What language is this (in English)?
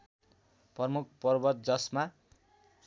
Nepali